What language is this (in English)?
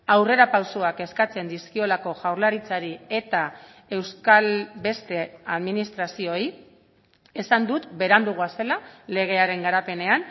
Basque